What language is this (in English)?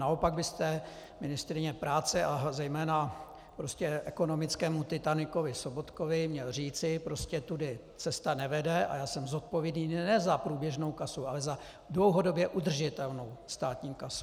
Czech